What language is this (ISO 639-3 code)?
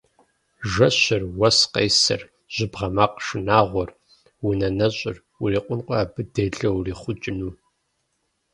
kbd